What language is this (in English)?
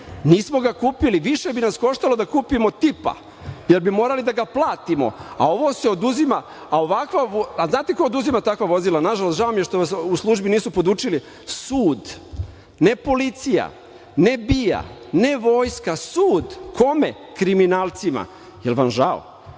Serbian